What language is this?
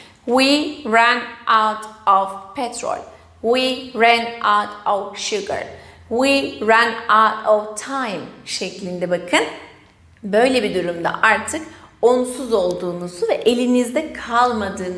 Turkish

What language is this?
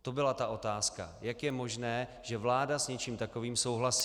Czech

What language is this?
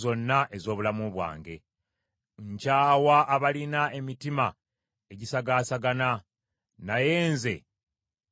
Ganda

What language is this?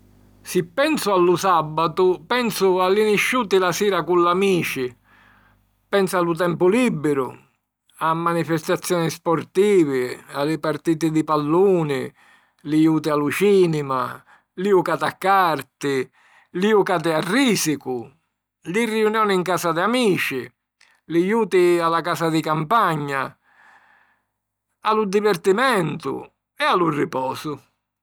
Sicilian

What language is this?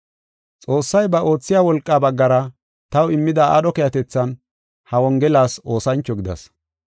Gofa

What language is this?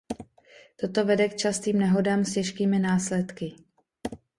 Czech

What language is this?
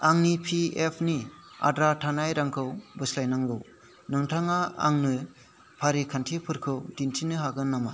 Bodo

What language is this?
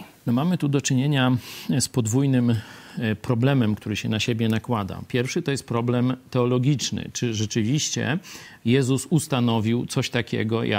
Polish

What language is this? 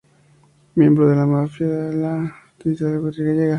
Spanish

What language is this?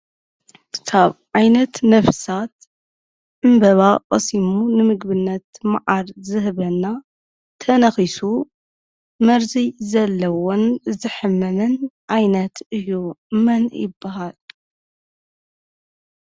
Tigrinya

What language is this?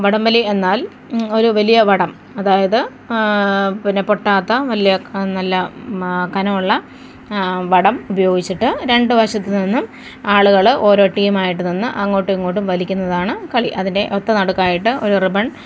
Malayalam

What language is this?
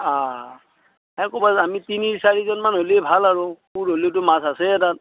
Assamese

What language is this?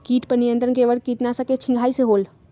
Magahi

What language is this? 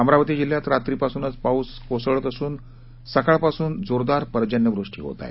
Marathi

